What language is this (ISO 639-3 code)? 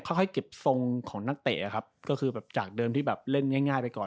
tha